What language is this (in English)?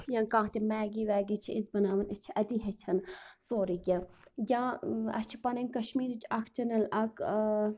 Kashmiri